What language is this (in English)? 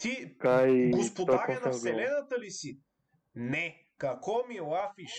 Bulgarian